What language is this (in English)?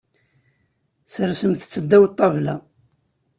Kabyle